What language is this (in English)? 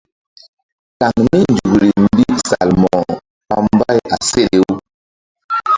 Mbum